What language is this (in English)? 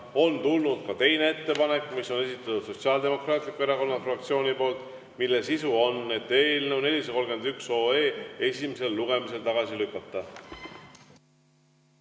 Estonian